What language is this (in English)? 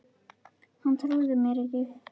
Icelandic